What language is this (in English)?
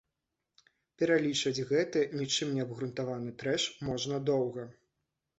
Belarusian